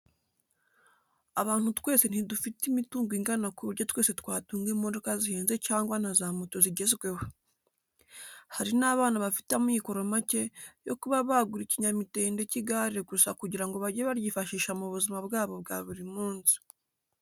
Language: Kinyarwanda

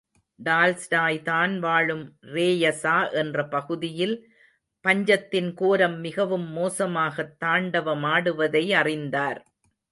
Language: Tamil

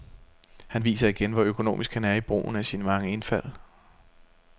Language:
Danish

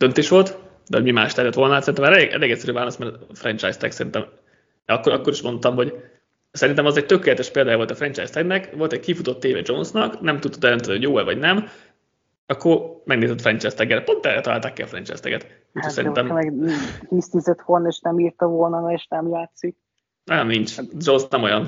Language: Hungarian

